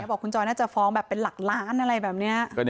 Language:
Thai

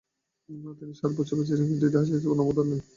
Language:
Bangla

